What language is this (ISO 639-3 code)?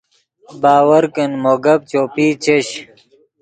ydg